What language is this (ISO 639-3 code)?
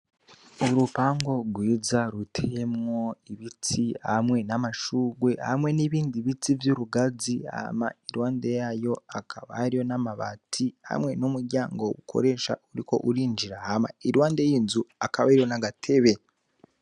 run